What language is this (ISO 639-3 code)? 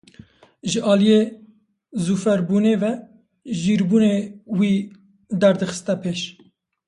kur